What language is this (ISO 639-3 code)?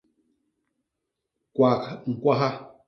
bas